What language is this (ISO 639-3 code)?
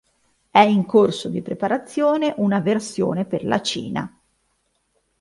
ita